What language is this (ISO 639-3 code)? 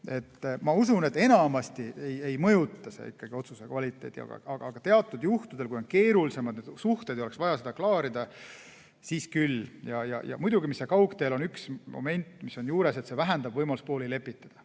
est